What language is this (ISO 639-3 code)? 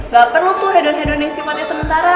ind